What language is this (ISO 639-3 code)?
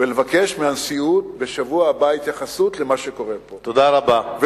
heb